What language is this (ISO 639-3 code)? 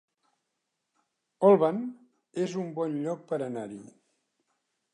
cat